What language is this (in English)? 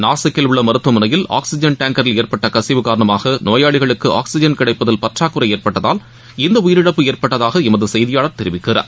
Tamil